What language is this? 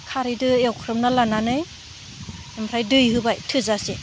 Bodo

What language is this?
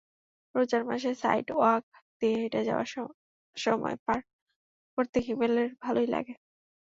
Bangla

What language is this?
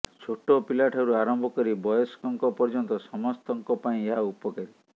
Odia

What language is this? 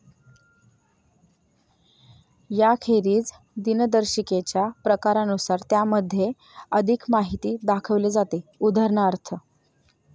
Marathi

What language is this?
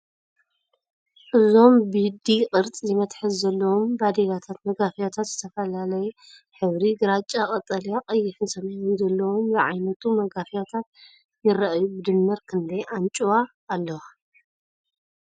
Tigrinya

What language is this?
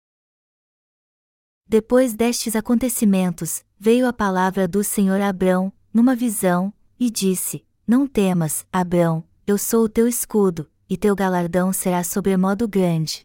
Portuguese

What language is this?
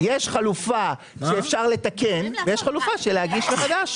Hebrew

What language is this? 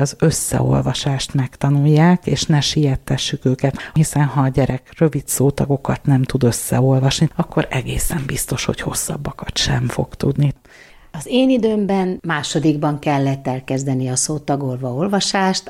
Hungarian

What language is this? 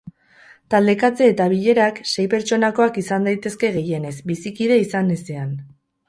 Basque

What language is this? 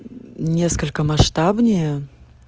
Russian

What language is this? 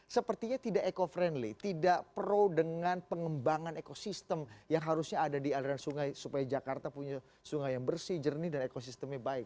Indonesian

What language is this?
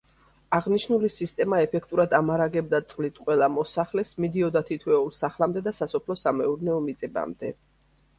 Georgian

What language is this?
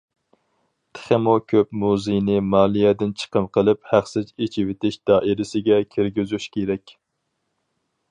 Uyghur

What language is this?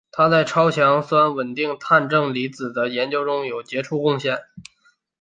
Chinese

